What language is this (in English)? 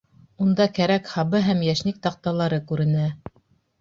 Bashkir